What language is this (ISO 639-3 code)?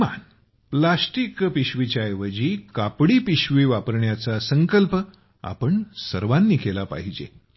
mar